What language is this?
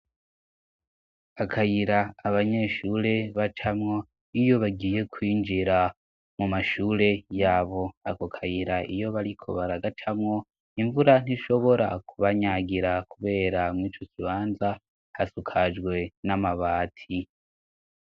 Rundi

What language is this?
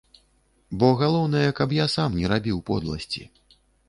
Belarusian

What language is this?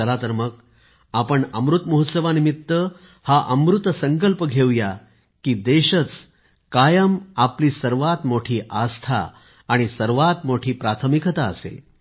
Marathi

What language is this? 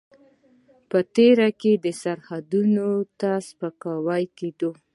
Pashto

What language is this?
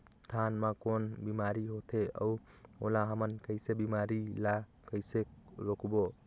Chhattisgarhi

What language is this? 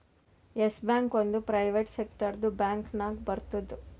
Kannada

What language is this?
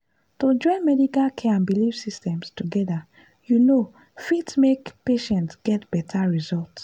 Nigerian Pidgin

